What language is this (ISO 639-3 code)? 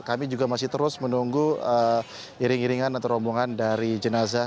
ind